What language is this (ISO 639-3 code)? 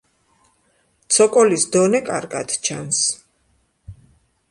kat